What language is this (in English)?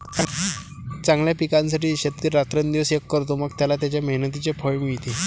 Marathi